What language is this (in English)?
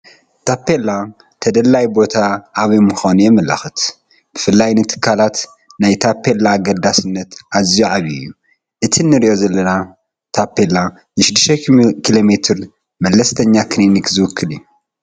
Tigrinya